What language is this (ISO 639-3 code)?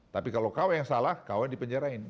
ind